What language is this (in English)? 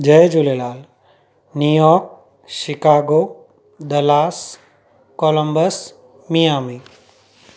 Sindhi